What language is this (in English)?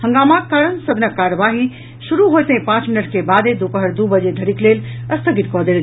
Maithili